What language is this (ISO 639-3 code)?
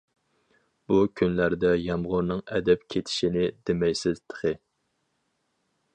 uig